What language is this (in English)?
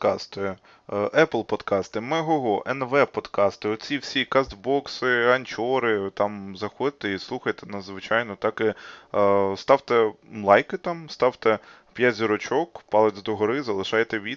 Ukrainian